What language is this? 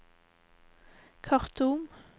Norwegian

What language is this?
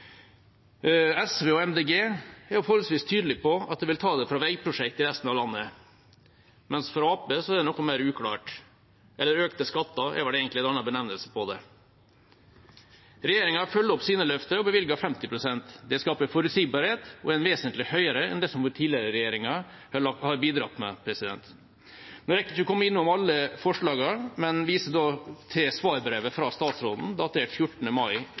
Norwegian Bokmål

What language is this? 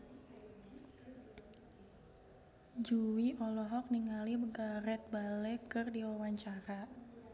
Sundanese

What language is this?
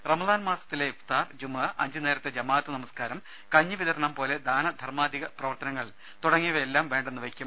Malayalam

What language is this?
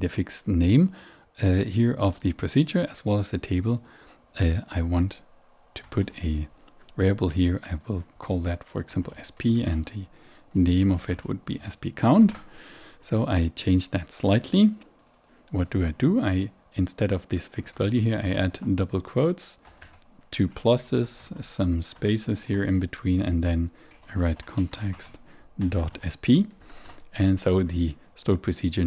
English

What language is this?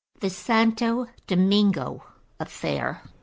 English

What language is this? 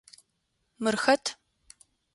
Adyghe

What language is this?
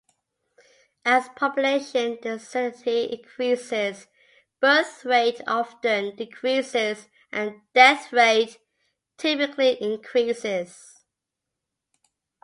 English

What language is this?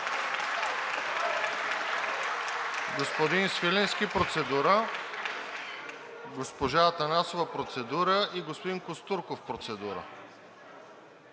Bulgarian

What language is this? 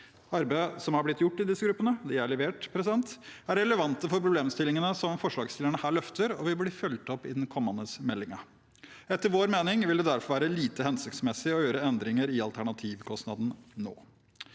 Norwegian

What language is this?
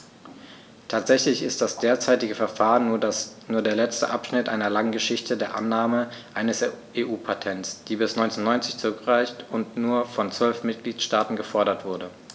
German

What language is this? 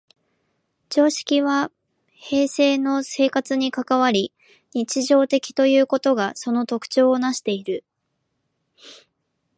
Japanese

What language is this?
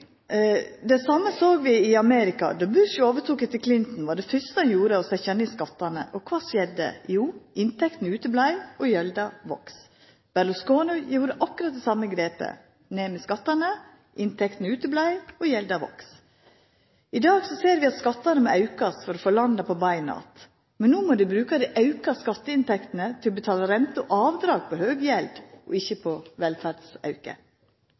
Norwegian Nynorsk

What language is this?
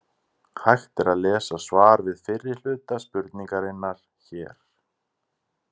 Icelandic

